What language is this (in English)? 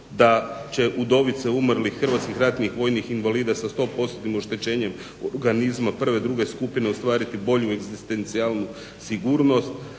Croatian